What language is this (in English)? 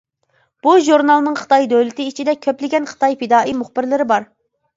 Uyghur